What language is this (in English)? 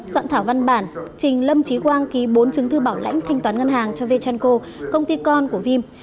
Vietnamese